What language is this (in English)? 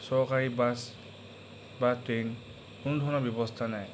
Assamese